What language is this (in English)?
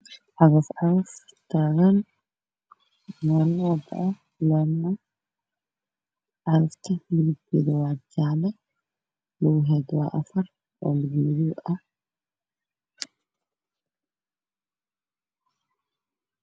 Somali